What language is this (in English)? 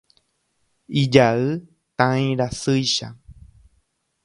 Guarani